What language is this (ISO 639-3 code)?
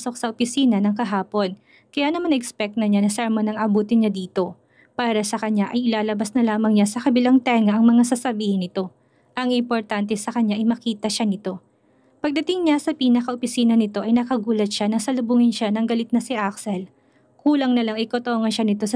fil